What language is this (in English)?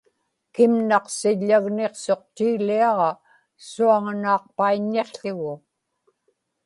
Inupiaq